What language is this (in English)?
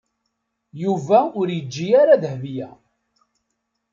Kabyle